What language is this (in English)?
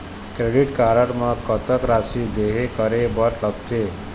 Chhattisgarhi